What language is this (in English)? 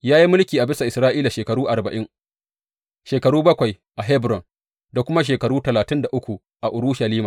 Hausa